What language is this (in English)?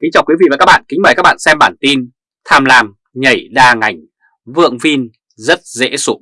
Vietnamese